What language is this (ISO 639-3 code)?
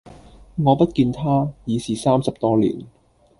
yue